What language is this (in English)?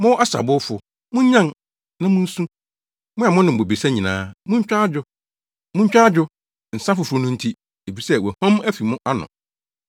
Akan